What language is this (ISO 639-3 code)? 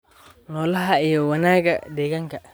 som